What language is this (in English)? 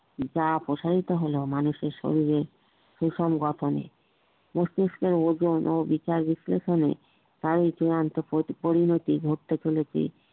Bangla